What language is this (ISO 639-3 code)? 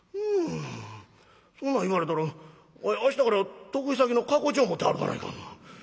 jpn